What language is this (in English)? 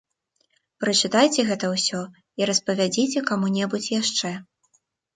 Belarusian